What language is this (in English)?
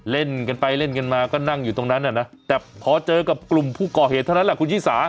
Thai